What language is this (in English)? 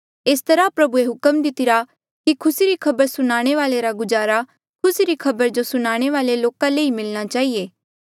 Mandeali